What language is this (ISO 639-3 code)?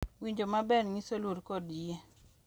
luo